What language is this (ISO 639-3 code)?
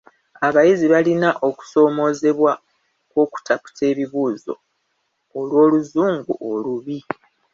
lug